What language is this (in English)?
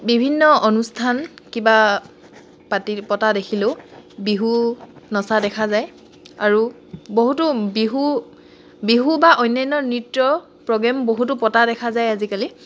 Assamese